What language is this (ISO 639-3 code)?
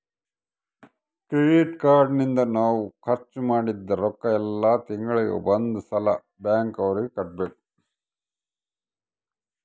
kan